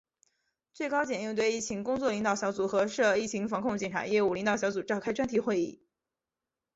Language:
Chinese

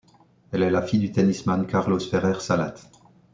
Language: French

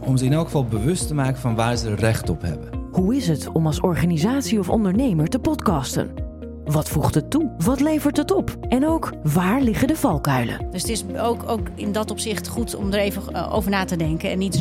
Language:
Dutch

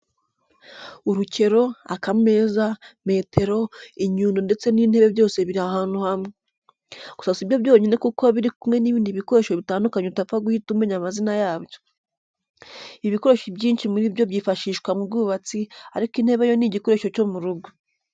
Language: Kinyarwanda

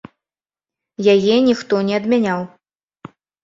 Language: Belarusian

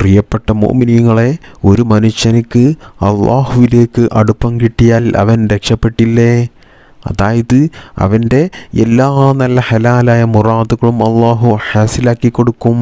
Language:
Arabic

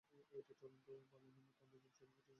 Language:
Bangla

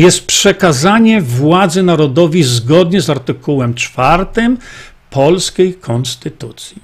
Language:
Polish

